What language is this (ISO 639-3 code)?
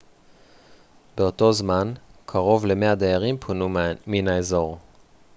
heb